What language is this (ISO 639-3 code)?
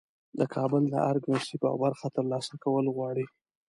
pus